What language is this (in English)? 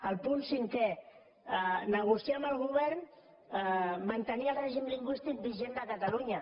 Catalan